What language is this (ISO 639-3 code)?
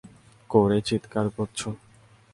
ben